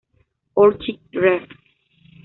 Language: Spanish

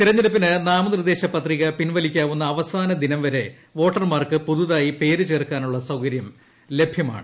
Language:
Malayalam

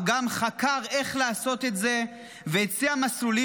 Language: Hebrew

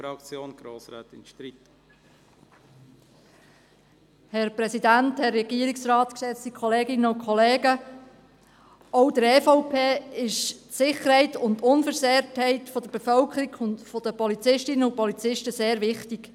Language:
Swiss German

